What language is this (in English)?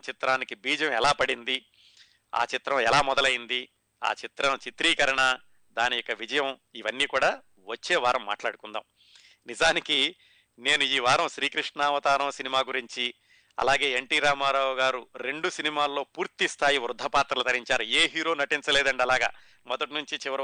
Telugu